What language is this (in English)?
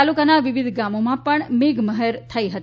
Gujarati